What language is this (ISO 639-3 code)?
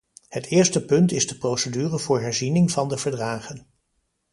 nld